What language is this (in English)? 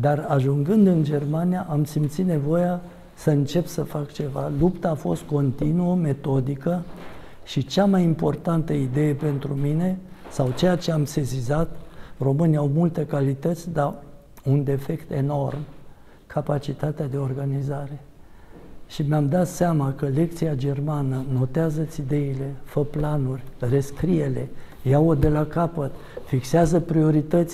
Romanian